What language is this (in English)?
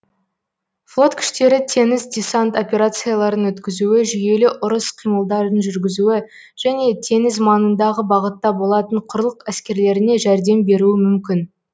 Kazakh